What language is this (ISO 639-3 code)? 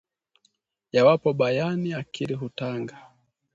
swa